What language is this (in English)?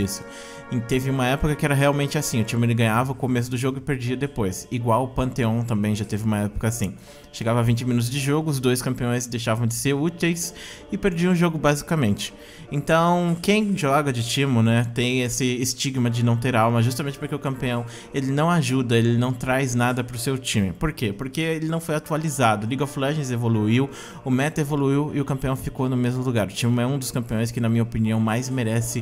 Portuguese